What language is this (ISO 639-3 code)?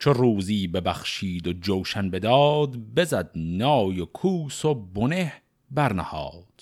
fas